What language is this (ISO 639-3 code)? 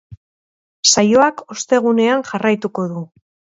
eus